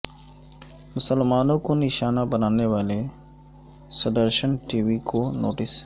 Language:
Urdu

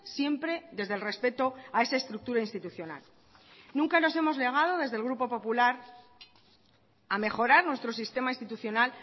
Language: Spanish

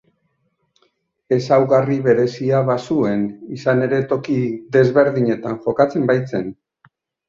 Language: Basque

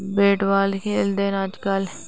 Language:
Dogri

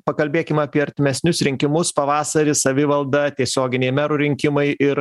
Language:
Lithuanian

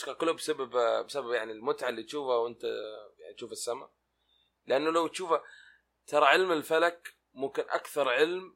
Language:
Arabic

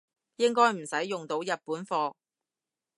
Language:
Cantonese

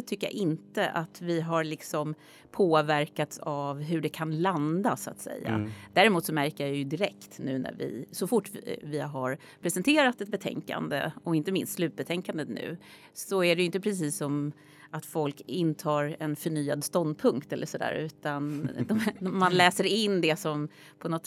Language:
Swedish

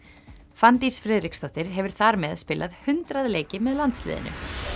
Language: Icelandic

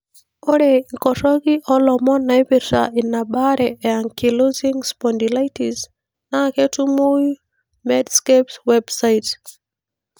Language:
Masai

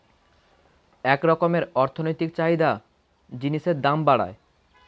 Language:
Bangla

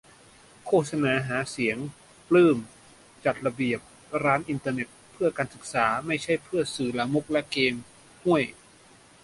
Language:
Thai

